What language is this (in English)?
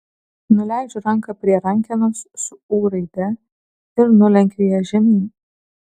Lithuanian